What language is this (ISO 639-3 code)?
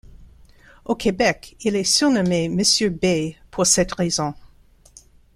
fra